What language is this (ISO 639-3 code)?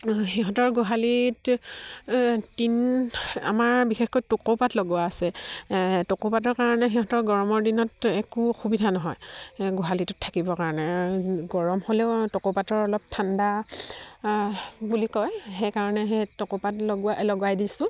asm